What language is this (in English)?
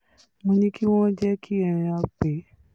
Yoruba